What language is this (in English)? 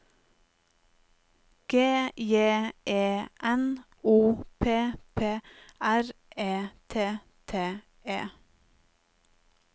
Norwegian